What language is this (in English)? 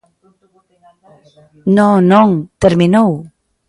Galician